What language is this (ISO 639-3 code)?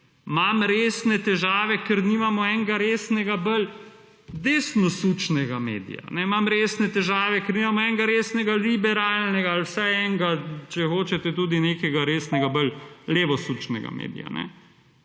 slv